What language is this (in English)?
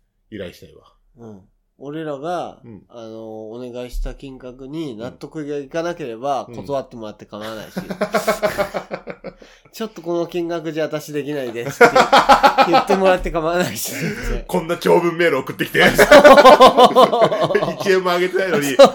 Japanese